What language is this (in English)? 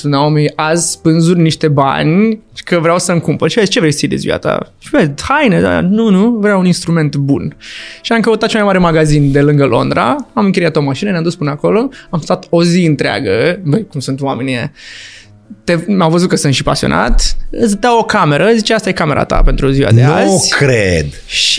Romanian